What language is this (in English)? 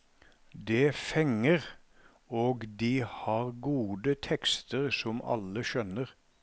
Norwegian